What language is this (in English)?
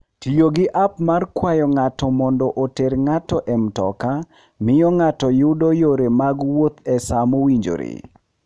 Luo (Kenya and Tanzania)